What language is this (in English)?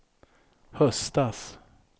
Swedish